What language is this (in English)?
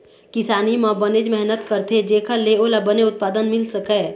Chhattisgarhi